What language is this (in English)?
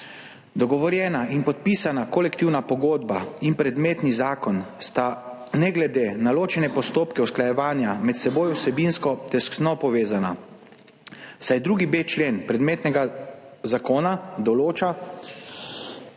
Slovenian